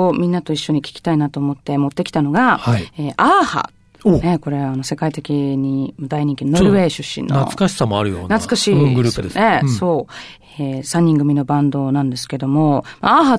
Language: Japanese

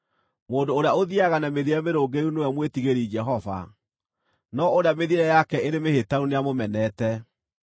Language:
Kikuyu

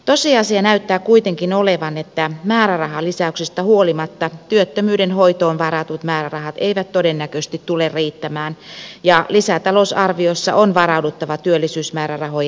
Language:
Finnish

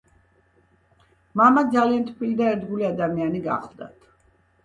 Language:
Georgian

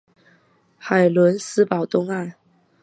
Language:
Chinese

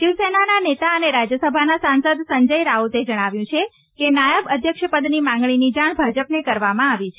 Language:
Gujarati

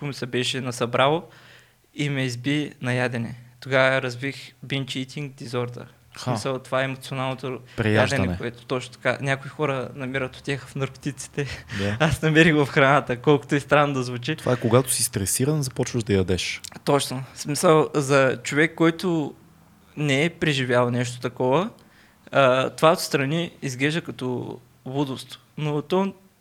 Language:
Bulgarian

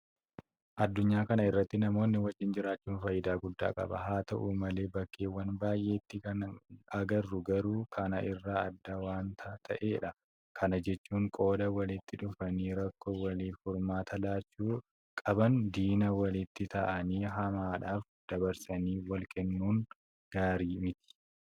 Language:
Oromo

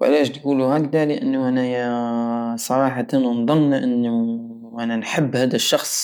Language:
Algerian Saharan Arabic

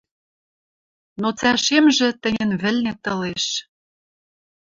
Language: Western Mari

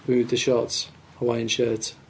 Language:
English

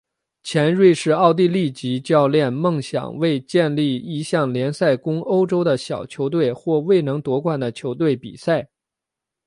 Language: Chinese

